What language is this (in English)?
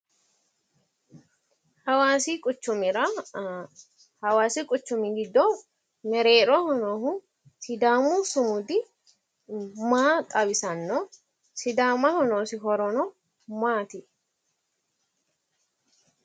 Sidamo